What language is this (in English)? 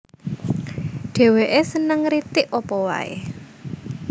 Javanese